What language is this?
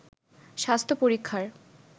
Bangla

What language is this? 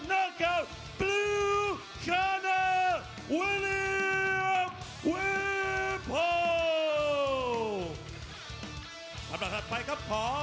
Thai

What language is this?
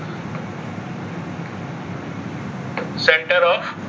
Gujarati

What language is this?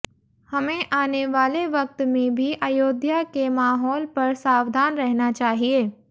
Hindi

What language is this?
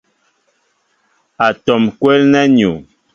Mbo (Cameroon)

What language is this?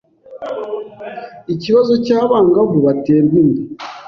Kinyarwanda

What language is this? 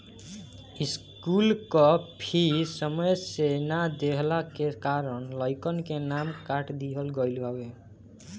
Bhojpuri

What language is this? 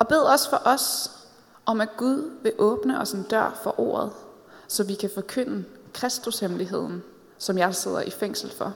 Danish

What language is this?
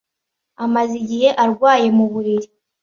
Kinyarwanda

